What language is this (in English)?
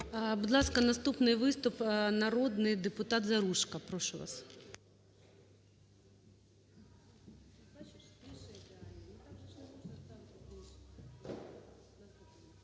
Ukrainian